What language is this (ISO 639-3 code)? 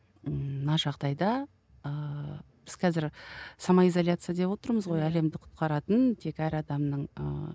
kaz